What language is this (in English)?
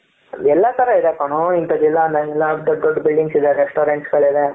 Kannada